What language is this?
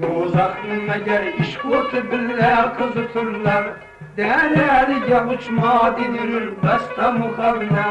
Uzbek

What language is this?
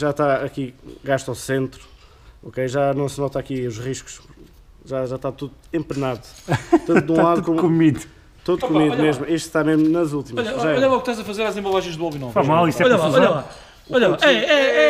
Portuguese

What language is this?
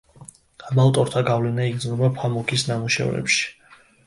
Georgian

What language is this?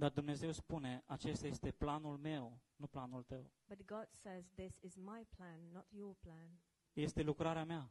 Romanian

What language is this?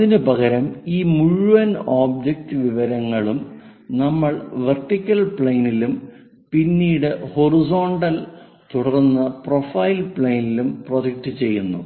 Malayalam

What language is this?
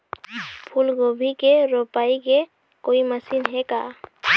Chhattisgarhi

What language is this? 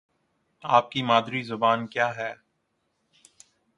Urdu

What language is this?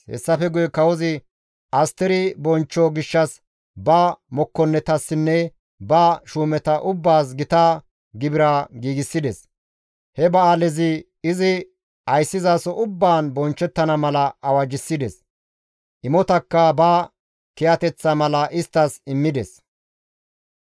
Gamo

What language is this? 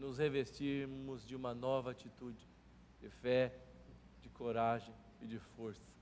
Portuguese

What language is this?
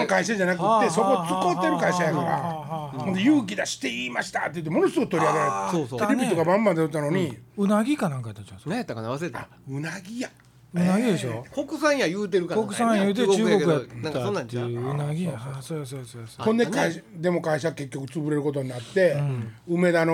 Japanese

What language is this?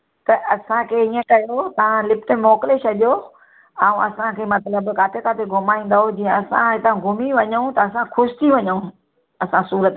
Sindhi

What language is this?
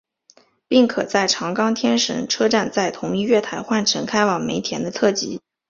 Chinese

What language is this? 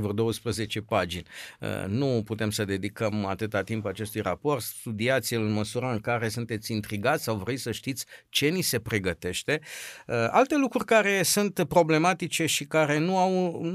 Romanian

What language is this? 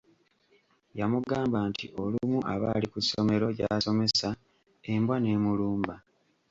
Ganda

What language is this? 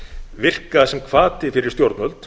Icelandic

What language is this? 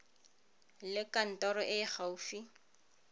Tswana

